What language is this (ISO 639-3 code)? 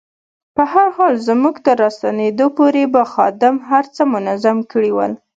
pus